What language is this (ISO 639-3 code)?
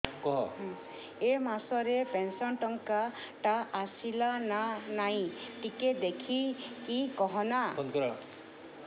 ori